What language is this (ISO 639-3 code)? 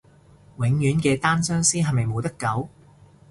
yue